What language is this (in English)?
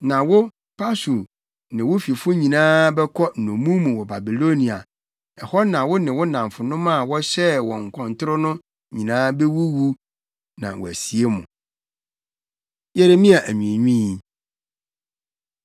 Akan